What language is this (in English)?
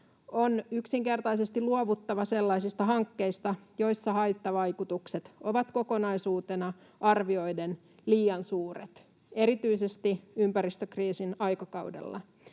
Finnish